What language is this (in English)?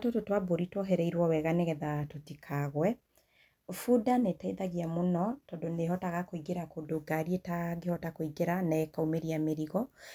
Kikuyu